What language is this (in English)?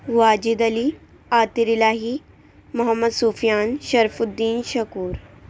Urdu